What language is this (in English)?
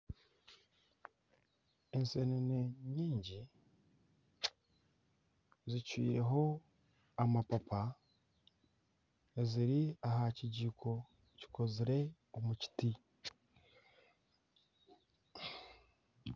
Nyankole